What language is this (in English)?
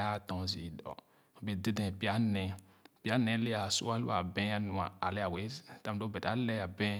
Khana